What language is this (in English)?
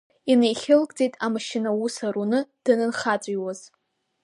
Abkhazian